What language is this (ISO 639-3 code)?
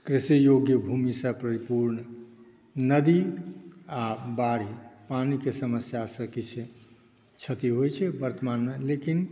mai